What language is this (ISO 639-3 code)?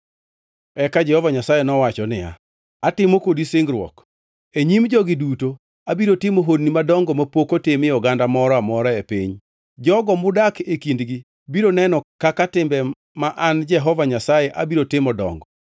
luo